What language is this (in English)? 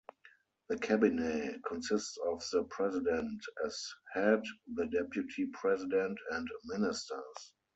English